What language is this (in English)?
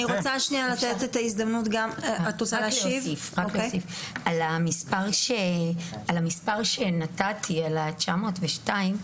Hebrew